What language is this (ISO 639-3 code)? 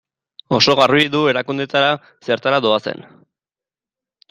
eus